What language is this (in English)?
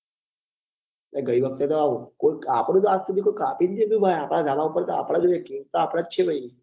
Gujarati